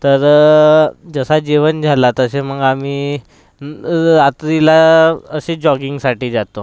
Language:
Marathi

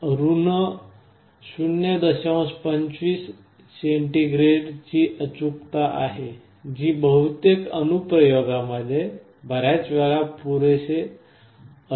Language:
Marathi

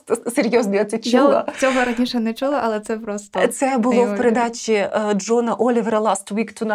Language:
Ukrainian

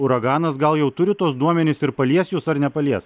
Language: Lithuanian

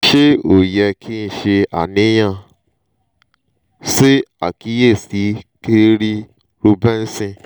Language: Yoruba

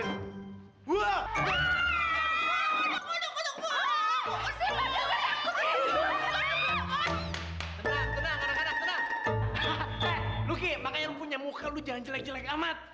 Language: Indonesian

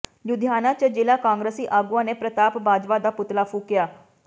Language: Punjabi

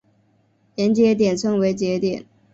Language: Chinese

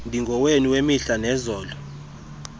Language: Xhosa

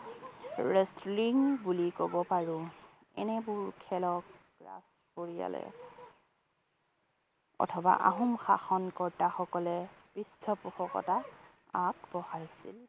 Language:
Assamese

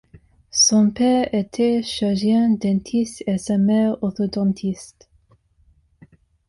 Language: French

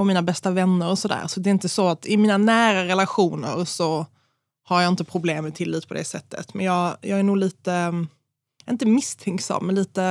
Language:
Swedish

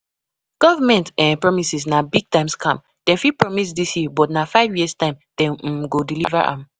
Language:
Nigerian Pidgin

